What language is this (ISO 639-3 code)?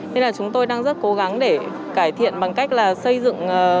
vie